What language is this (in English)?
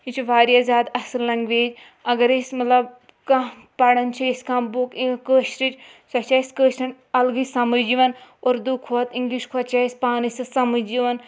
Kashmiri